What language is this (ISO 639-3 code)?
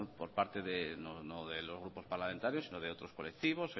spa